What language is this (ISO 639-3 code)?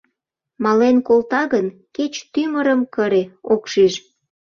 chm